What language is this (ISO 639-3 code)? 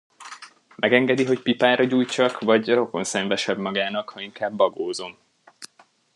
hun